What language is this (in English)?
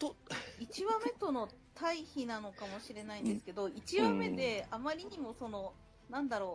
Japanese